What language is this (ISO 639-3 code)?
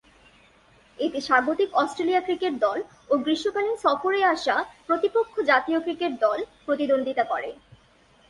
ben